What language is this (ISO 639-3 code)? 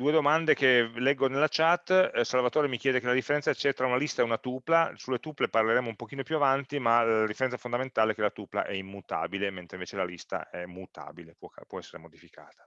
ita